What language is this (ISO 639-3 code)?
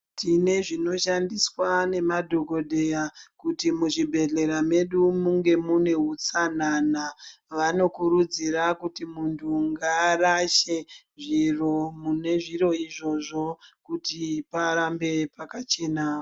ndc